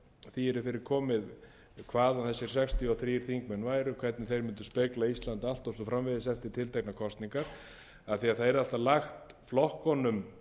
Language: Icelandic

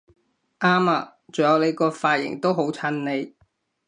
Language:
Cantonese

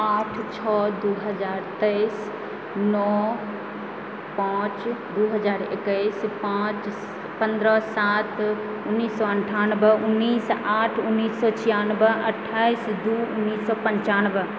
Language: Maithili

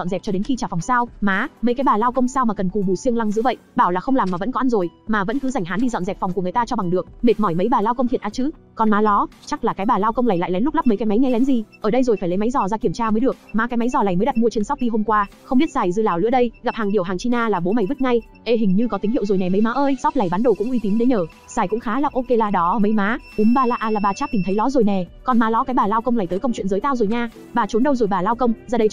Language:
Vietnamese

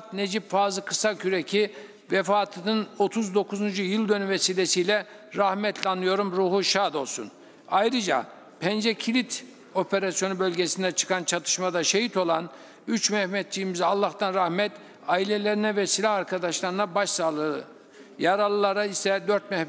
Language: Turkish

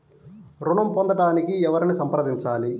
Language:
Telugu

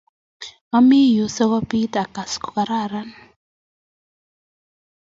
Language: Kalenjin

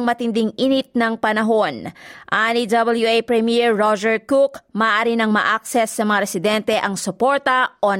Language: Filipino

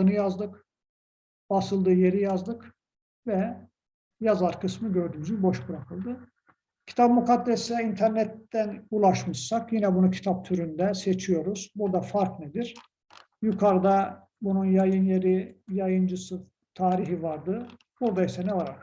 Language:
Turkish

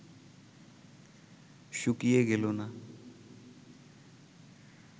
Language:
Bangla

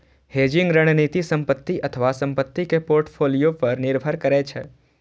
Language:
Maithili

